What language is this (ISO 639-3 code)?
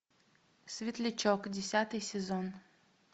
rus